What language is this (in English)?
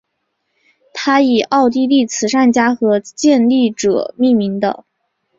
Chinese